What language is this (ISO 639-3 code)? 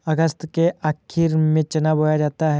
hin